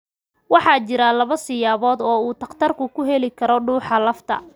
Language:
Somali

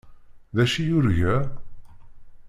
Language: Kabyle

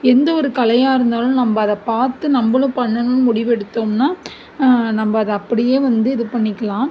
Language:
Tamil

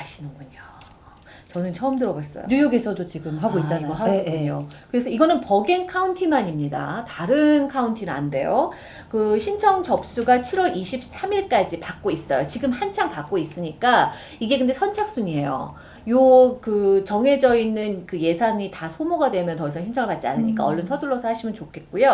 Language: Korean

